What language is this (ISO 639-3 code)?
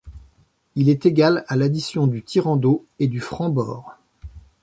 fra